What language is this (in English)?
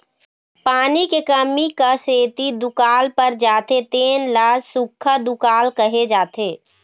Chhattisgarhi